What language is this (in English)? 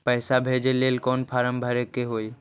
Magahi